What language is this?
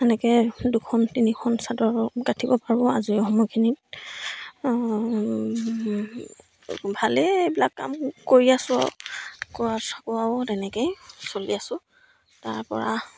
Assamese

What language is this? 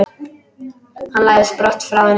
Icelandic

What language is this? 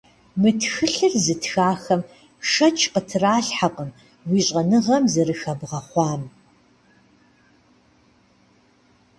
Kabardian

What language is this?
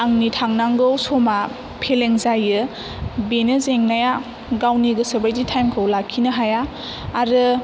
Bodo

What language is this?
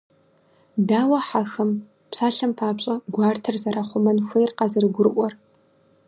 Kabardian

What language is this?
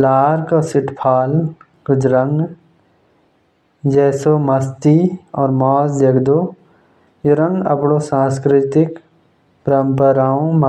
Jaunsari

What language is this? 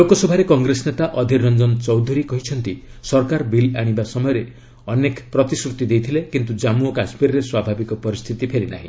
Odia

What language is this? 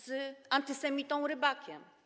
Polish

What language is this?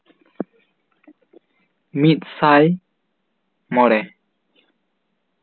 Santali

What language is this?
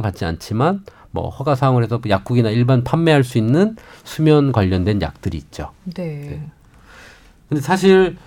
Korean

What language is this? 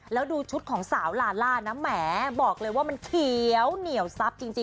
Thai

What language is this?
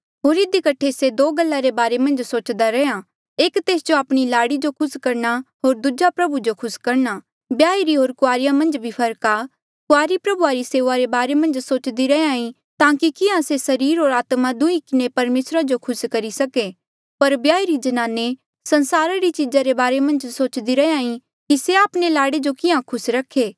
Mandeali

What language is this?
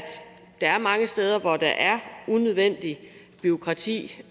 Danish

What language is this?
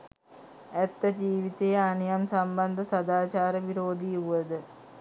Sinhala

